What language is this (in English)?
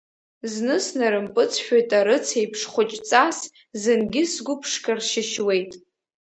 Abkhazian